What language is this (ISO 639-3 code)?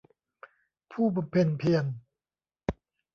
tha